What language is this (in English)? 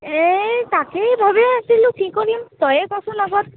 Assamese